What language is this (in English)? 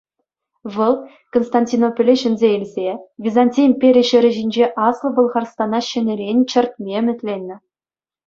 Chuvash